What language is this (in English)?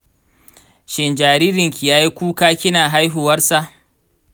Hausa